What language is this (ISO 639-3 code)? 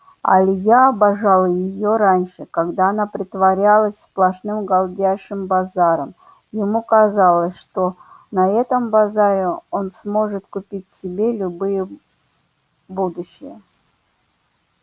rus